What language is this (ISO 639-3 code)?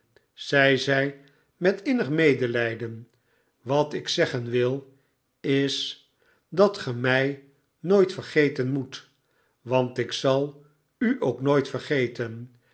nld